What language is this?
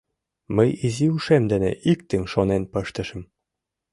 Mari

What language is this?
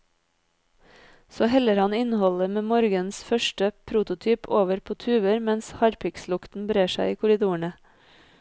Norwegian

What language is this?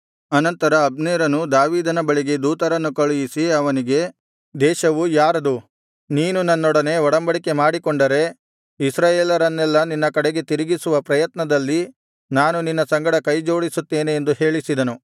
Kannada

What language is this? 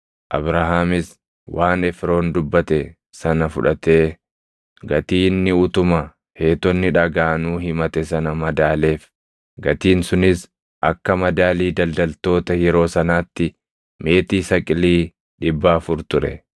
Oromo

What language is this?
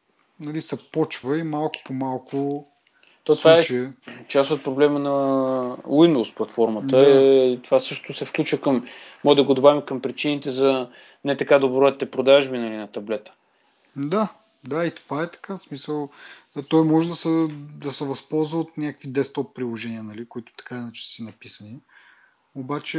Bulgarian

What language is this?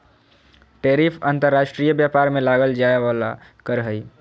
Magahi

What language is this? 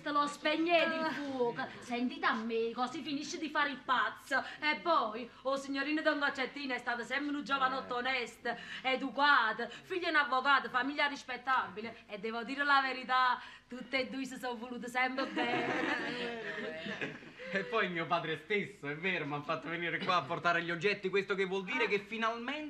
Italian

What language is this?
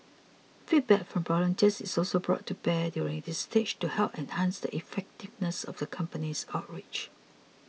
English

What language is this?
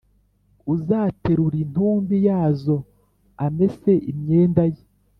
Kinyarwanda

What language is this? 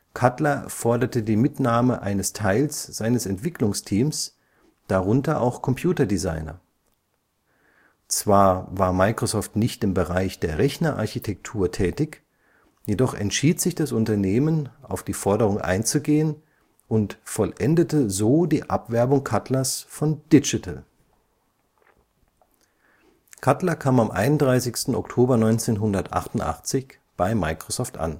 German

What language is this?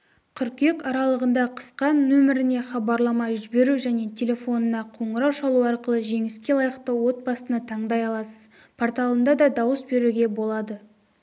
Kazakh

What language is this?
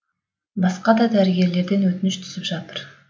Kazakh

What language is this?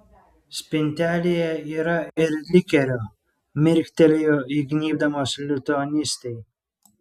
Lithuanian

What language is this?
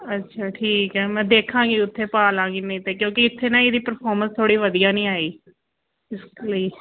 Punjabi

